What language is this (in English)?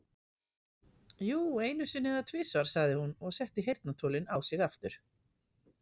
Icelandic